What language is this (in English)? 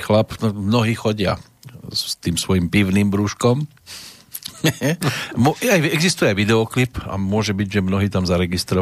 Slovak